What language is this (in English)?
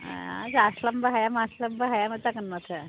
Bodo